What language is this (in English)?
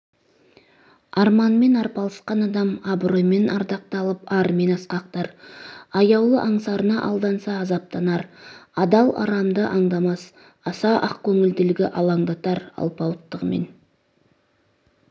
Kazakh